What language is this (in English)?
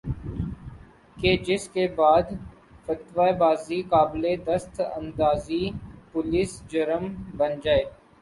Urdu